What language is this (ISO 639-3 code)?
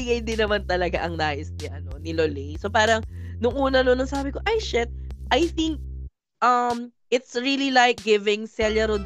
fil